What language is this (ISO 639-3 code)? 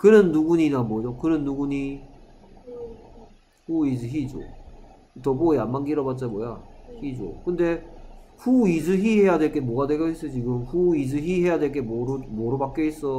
kor